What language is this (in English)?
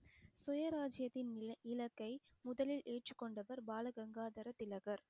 Tamil